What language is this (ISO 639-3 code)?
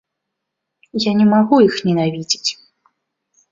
bel